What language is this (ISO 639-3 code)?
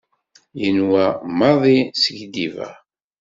kab